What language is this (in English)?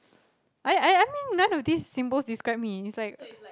English